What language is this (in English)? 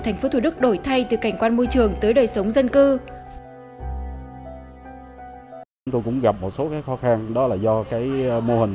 Vietnamese